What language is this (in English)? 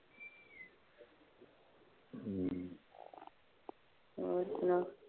Punjabi